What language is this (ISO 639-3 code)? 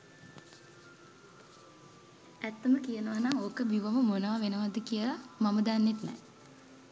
sin